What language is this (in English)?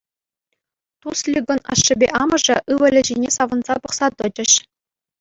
Chuvash